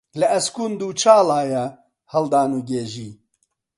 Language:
Central Kurdish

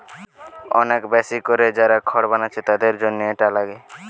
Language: Bangla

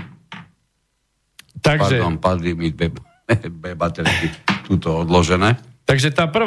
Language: Slovak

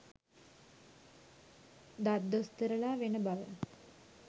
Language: Sinhala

